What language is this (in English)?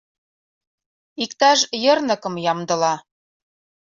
Mari